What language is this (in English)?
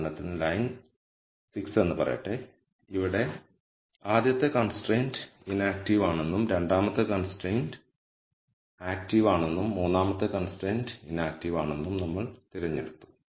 Malayalam